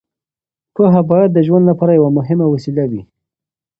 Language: Pashto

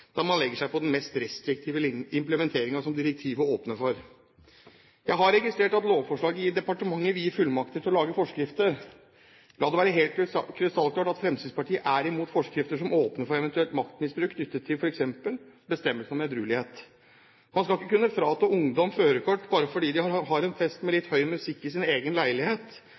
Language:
Norwegian Bokmål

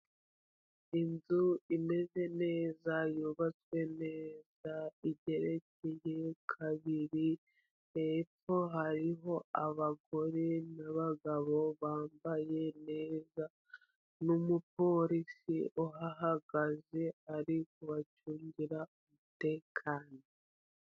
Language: Kinyarwanda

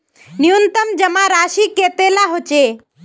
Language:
Magahi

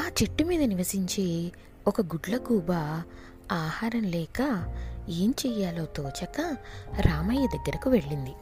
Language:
Telugu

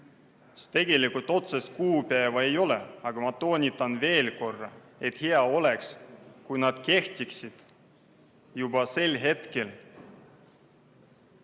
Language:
Estonian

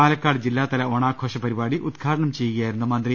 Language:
Malayalam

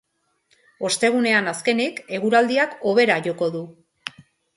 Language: Basque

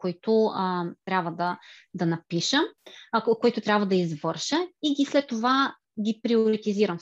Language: Bulgarian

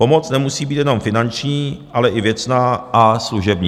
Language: Czech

